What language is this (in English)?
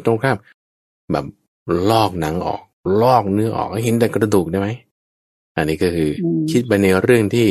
Thai